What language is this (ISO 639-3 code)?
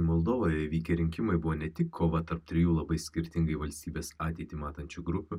lit